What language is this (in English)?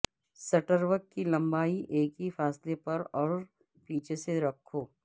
Urdu